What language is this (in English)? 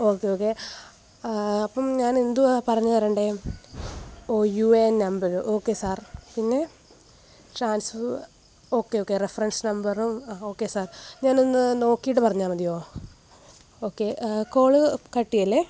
Malayalam